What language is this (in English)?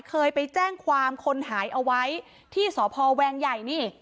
Thai